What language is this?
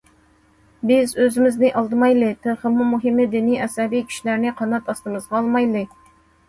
Uyghur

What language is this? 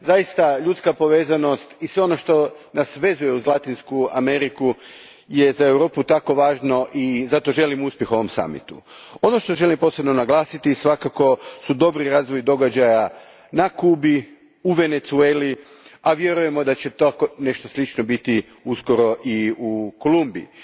Croatian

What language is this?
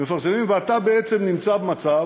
Hebrew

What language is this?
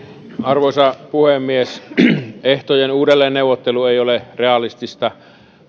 Finnish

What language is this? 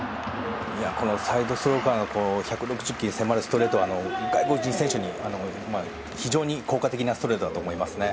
Japanese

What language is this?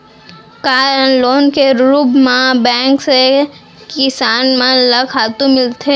Chhattisgarhi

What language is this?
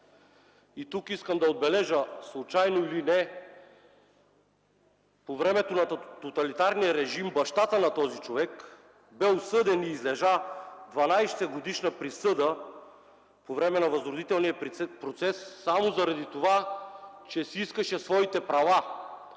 Bulgarian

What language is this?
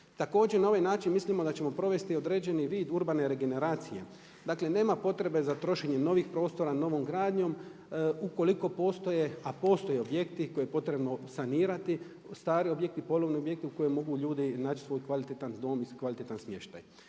Croatian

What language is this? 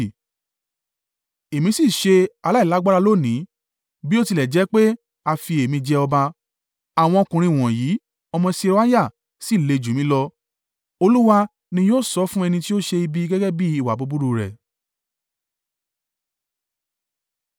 Yoruba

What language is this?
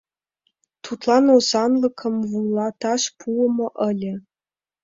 Mari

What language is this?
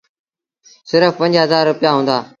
Sindhi Bhil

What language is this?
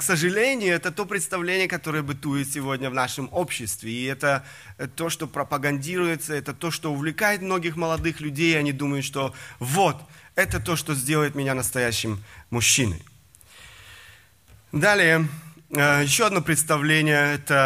Russian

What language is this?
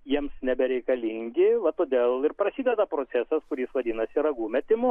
Lithuanian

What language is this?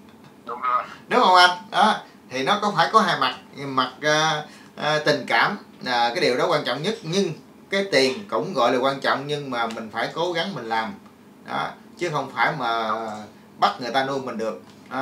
Vietnamese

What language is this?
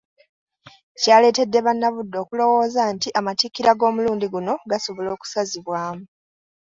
Ganda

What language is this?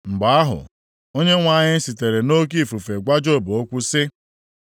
Igbo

